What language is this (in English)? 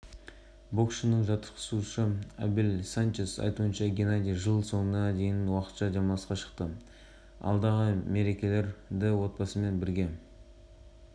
Kazakh